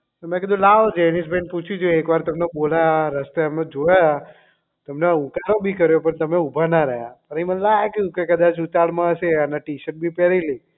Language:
Gujarati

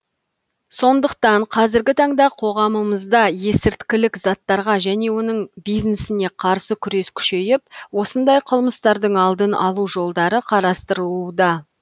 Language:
Kazakh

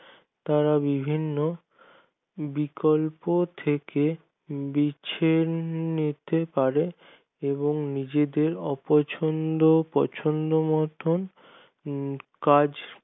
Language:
Bangla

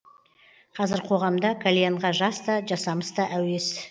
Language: Kazakh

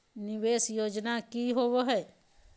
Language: Magahi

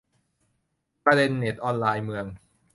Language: Thai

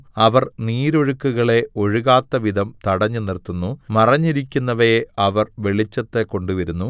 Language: Malayalam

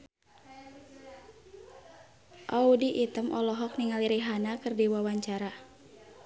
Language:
Sundanese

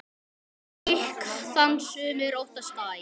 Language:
Icelandic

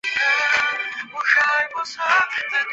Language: Chinese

